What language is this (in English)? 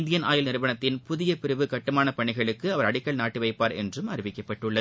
Tamil